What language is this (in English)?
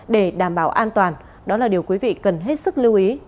Vietnamese